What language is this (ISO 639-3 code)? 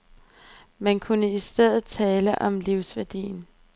dan